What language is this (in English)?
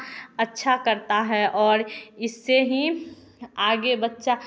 Hindi